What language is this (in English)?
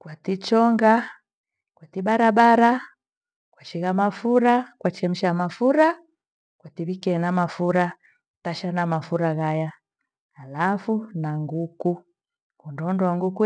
Gweno